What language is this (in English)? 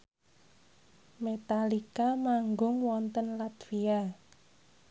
Javanese